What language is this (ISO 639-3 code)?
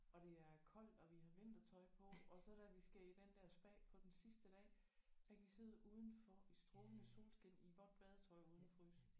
dan